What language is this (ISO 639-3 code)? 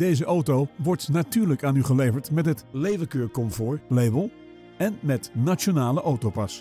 nld